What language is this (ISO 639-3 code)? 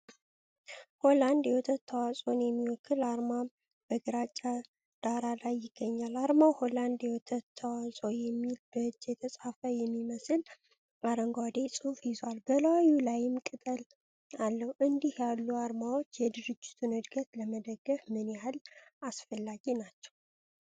amh